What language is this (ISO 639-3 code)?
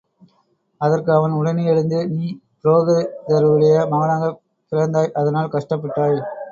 tam